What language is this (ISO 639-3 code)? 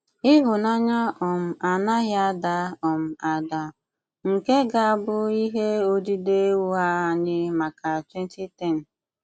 ibo